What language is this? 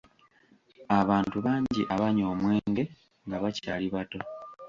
Ganda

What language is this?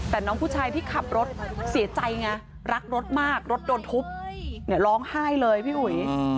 Thai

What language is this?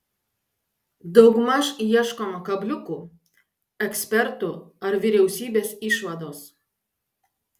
Lithuanian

